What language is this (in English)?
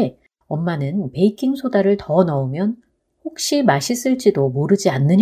Korean